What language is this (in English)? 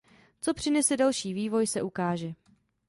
Czech